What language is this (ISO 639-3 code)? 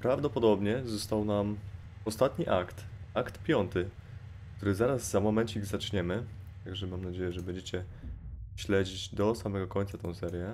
pol